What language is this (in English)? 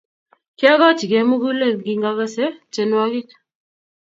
Kalenjin